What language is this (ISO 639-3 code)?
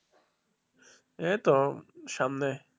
ben